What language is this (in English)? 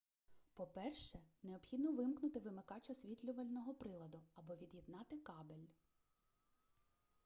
Ukrainian